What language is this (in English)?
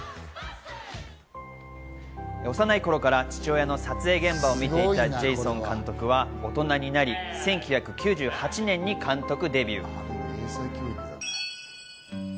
Japanese